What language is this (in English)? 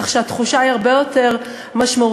Hebrew